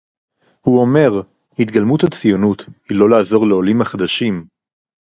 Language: Hebrew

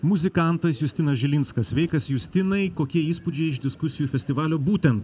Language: Lithuanian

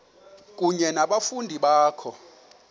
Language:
Xhosa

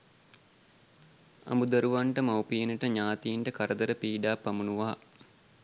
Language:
Sinhala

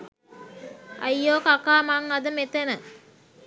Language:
Sinhala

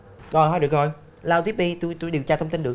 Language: Vietnamese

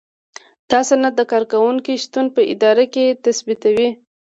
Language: Pashto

